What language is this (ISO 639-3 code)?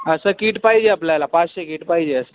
mar